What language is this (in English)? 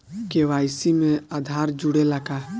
Bhojpuri